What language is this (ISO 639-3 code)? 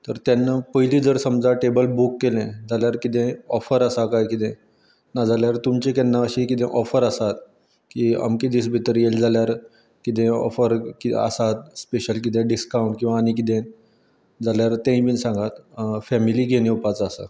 kok